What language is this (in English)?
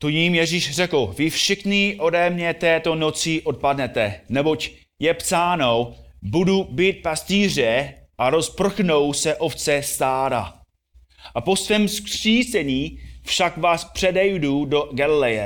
Czech